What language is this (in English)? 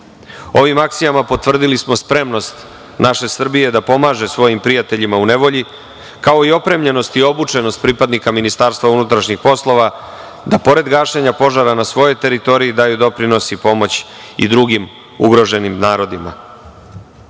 Serbian